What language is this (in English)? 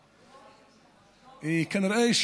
Hebrew